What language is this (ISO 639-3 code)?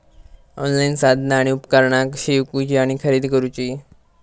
mar